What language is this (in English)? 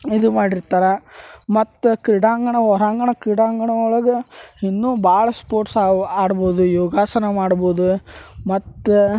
Kannada